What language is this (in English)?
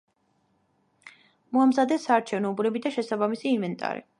Georgian